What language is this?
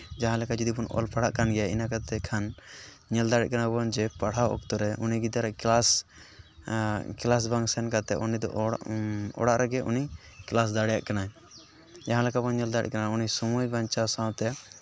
Santali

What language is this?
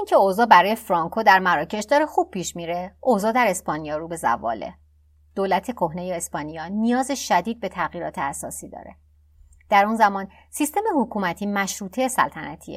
Persian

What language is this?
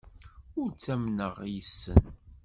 Kabyle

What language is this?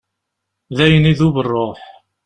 Kabyle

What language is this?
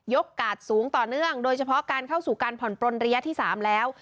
Thai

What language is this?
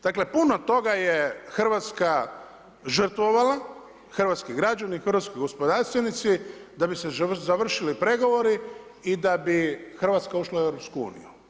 Croatian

